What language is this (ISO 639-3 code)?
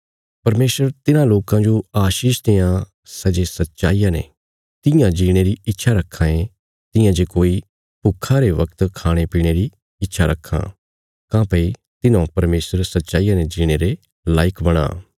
kfs